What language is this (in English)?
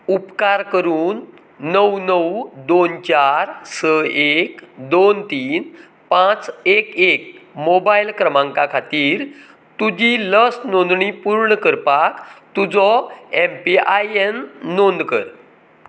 Konkani